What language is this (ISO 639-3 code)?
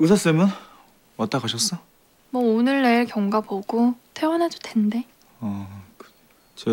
kor